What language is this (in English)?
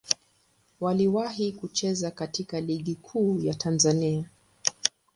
Swahili